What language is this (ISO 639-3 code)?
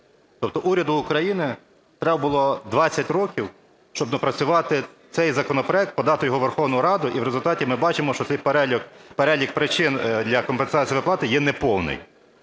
ukr